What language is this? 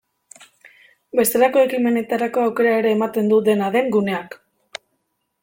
Basque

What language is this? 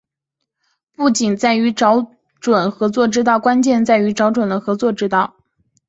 Chinese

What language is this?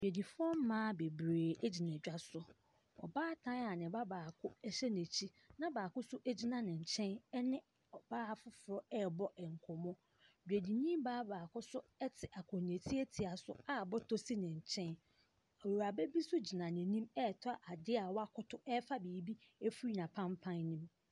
Akan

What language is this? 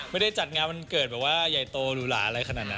Thai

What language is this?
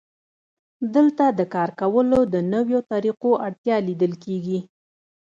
Pashto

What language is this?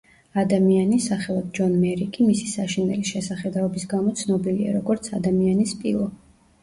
Georgian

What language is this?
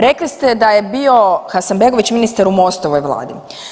Croatian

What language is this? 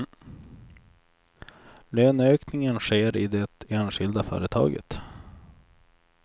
Swedish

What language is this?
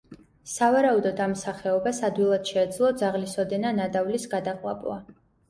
Georgian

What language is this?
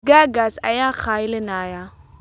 Somali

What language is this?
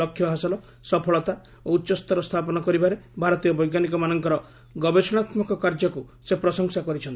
Odia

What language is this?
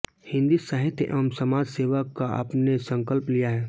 Hindi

